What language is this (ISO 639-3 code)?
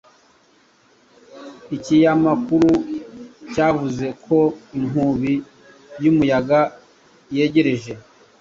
kin